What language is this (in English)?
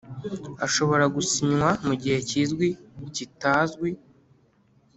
Kinyarwanda